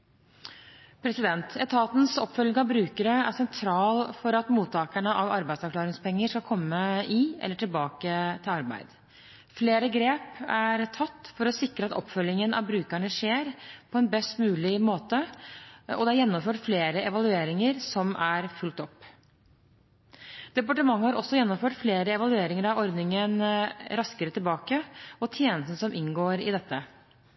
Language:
Norwegian Bokmål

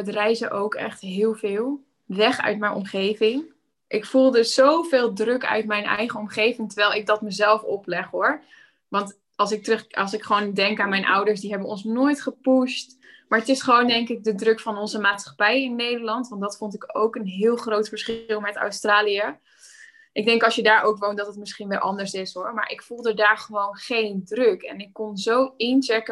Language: Dutch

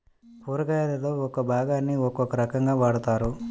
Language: Telugu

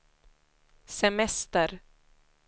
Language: Swedish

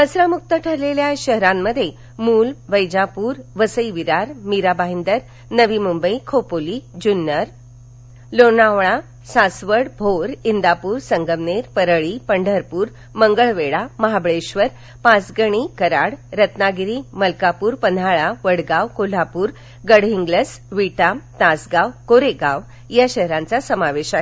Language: Marathi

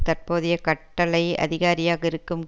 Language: Tamil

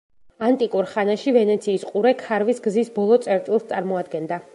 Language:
Georgian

